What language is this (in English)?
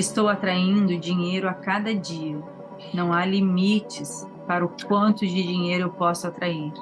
Portuguese